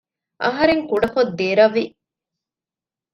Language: Divehi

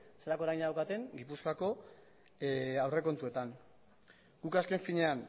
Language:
Basque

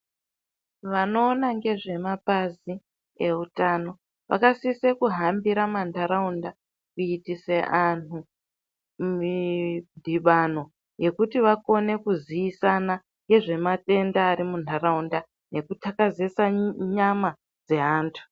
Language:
Ndau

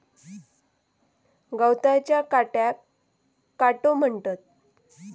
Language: Marathi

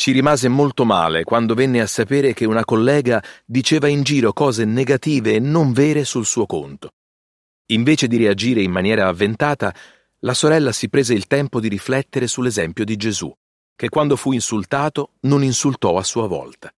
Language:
Italian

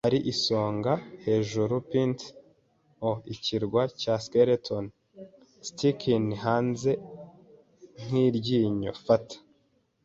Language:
Kinyarwanda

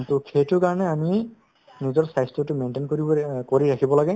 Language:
Assamese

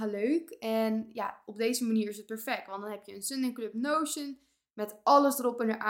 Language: Dutch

